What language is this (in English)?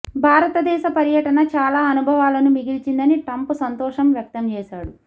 Telugu